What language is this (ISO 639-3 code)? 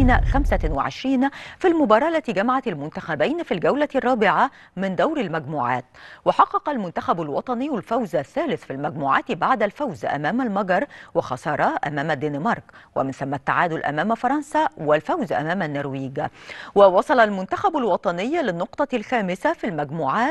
ara